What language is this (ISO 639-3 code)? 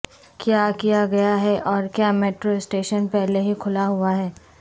urd